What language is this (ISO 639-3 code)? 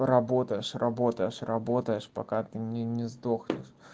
rus